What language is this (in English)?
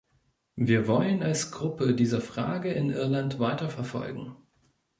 German